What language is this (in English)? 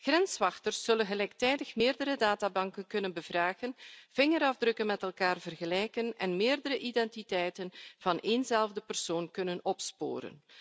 Dutch